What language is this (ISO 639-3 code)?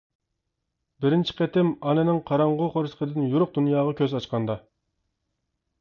uig